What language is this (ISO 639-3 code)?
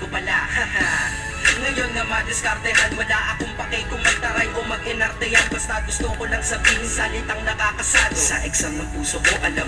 ind